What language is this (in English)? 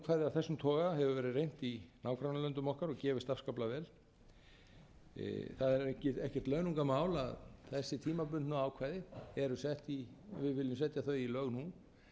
Icelandic